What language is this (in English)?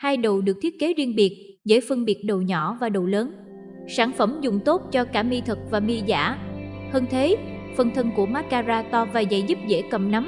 Vietnamese